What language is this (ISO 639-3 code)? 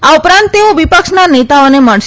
guj